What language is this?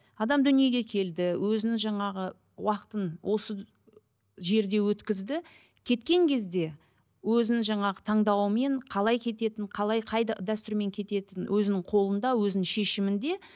Kazakh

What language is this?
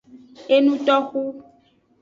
Aja (Benin)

